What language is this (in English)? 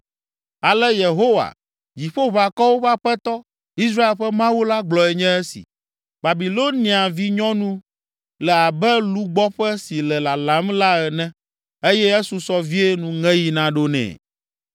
Ewe